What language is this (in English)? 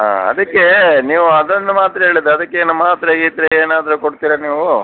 Kannada